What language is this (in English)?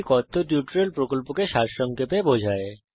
Bangla